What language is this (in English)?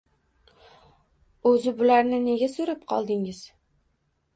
Uzbek